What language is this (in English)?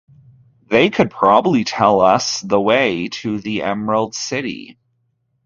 English